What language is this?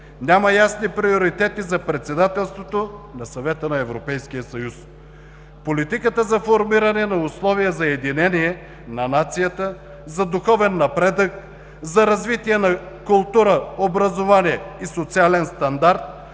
Bulgarian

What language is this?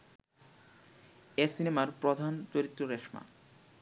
Bangla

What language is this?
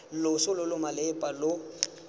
Tswana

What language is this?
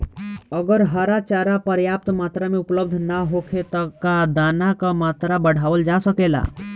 Bhojpuri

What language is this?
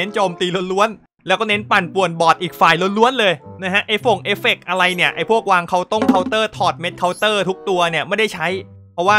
Thai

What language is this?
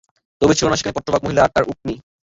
Bangla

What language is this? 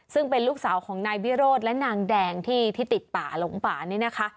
Thai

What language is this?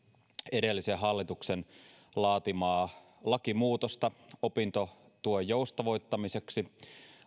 Finnish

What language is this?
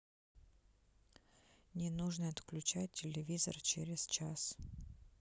Russian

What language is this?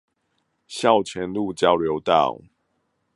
Chinese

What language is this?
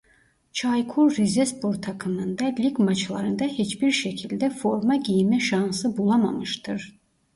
Turkish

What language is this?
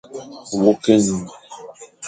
Fang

